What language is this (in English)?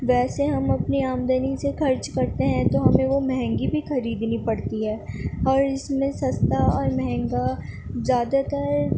Urdu